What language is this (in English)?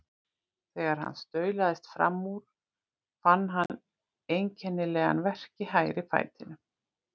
Icelandic